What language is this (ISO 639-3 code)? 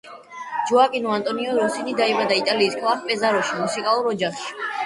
kat